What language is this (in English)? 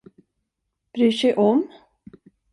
Swedish